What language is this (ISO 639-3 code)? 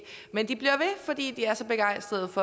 dan